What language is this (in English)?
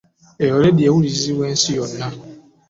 Ganda